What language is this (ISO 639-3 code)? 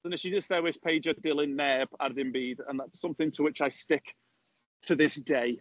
cym